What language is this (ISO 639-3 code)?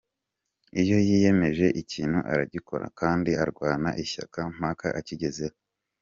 kin